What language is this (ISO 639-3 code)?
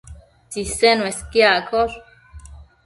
mcf